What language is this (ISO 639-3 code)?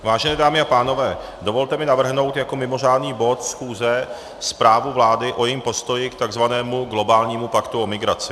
ces